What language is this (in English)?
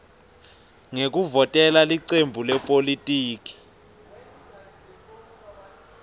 Swati